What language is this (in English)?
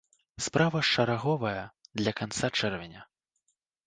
Belarusian